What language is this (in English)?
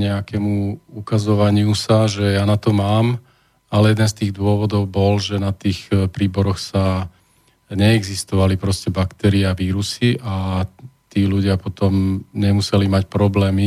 Slovak